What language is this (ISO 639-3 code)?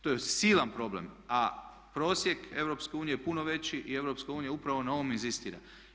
hrv